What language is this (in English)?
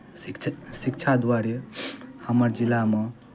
Maithili